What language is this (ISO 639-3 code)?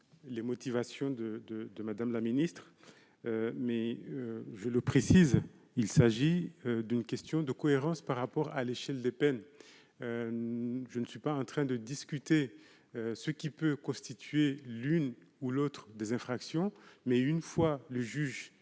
fra